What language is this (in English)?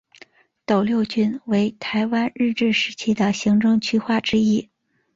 Chinese